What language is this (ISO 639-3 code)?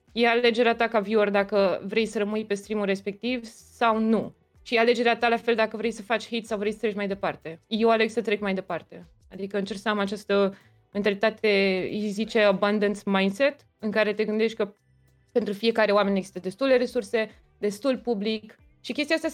ron